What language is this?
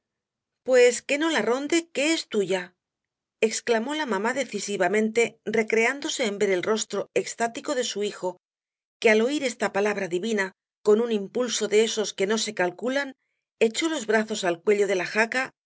Spanish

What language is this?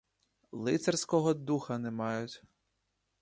Ukrainian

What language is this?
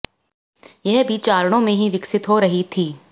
Hindi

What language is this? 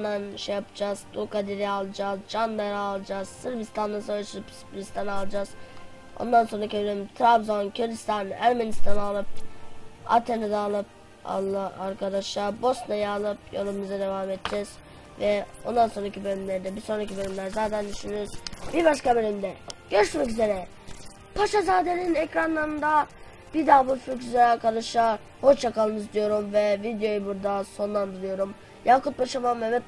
Turkish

